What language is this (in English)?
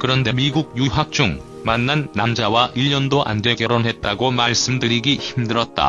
Korean